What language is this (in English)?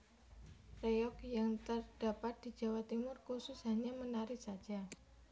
Javanese